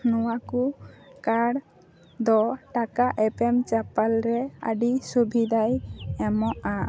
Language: Santali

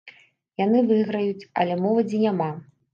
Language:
Belarusian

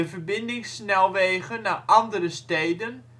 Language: Dutch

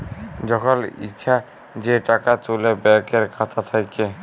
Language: Bangla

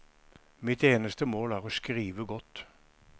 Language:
Norwegian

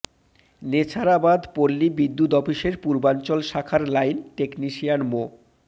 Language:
Bangla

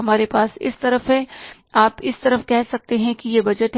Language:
Hindi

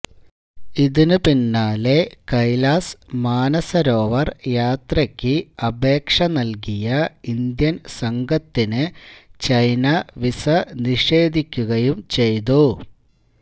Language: Malayalam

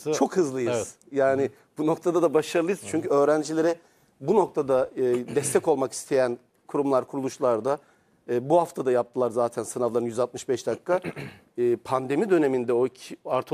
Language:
Turkish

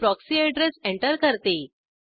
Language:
Marathi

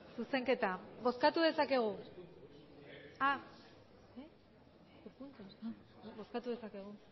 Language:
Basque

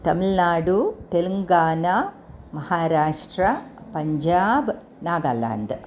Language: Sanskrit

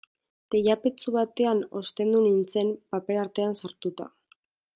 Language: Basque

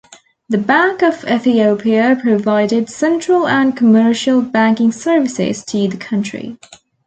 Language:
English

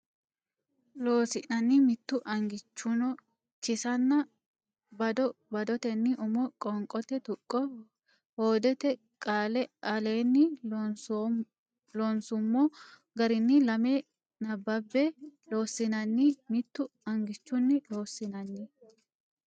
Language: Sidamo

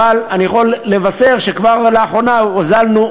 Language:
Hebrew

